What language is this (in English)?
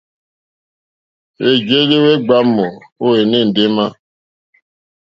Mokpwe